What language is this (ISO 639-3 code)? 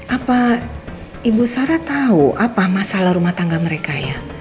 ind